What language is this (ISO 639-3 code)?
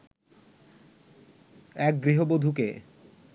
ben